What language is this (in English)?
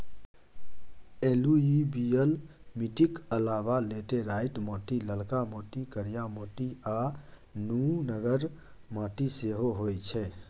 Maithili